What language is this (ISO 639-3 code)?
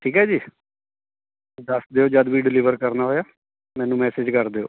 pan